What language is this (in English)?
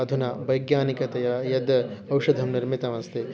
Sanskrit